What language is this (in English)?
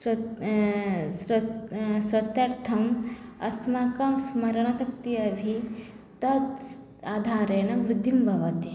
Sanskrit